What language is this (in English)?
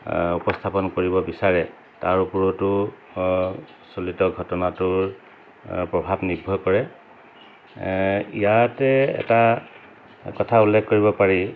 Assamese